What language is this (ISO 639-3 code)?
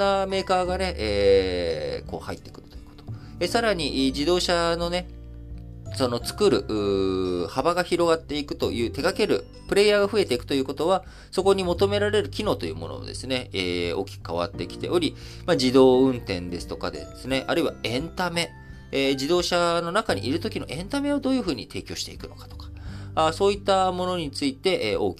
jpn